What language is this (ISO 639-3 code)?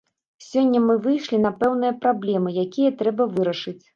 bel